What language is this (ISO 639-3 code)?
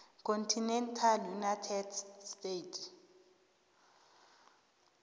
nbl